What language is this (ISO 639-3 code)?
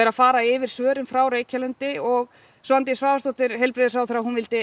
isl